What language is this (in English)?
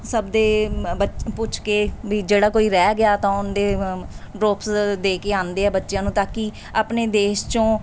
Punjabi